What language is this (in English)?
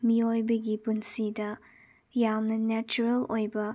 Manipuri